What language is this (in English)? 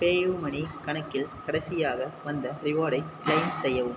Tamil